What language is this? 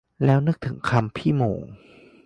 Thai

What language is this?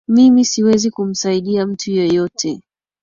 Swahili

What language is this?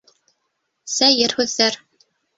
Bashkir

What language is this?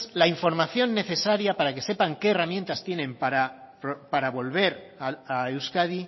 Spanish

